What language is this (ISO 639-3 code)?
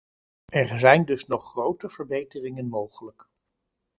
nld